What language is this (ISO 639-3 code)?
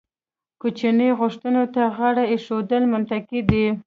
pus